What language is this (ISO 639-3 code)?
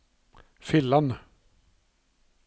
nor